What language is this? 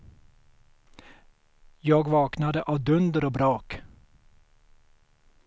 Swedish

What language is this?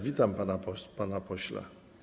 Polish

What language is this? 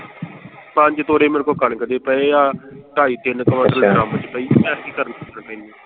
Punjabi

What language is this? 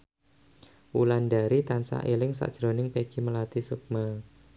Javanese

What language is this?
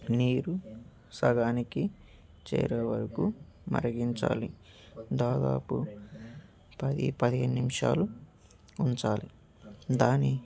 Telugu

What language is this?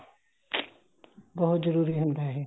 Punjabi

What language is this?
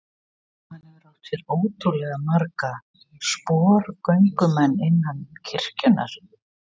Icelandic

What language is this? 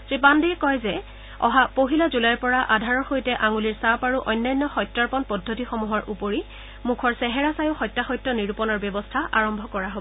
Assamese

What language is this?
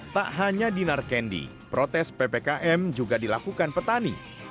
Indonesian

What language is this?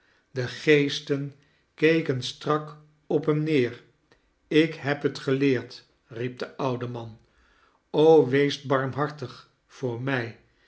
Dutch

